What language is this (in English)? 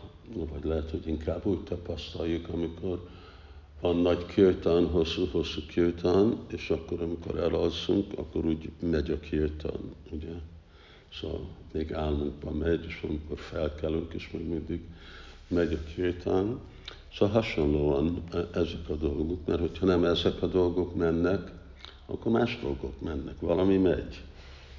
Hungarian